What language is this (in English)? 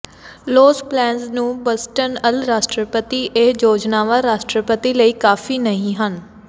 Punjabi